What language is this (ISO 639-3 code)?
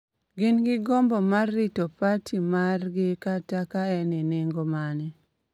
luo